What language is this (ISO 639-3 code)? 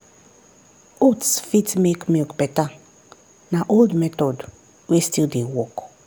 pcm